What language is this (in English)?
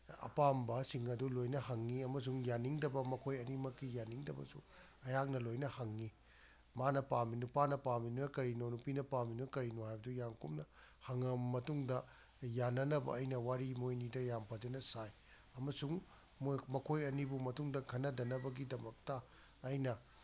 Manipuri